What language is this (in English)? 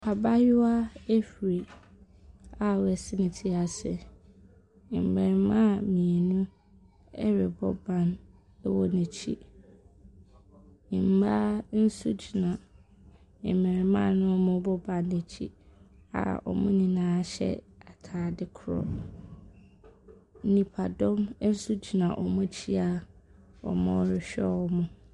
Akan